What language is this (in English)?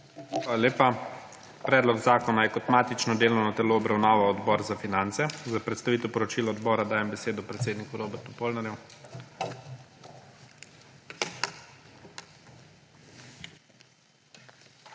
Slovenian